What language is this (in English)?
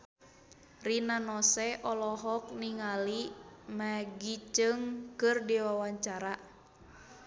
Sundanese